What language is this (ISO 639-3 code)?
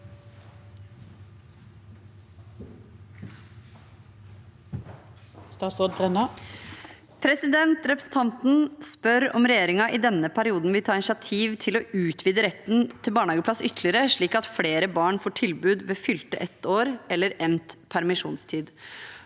nor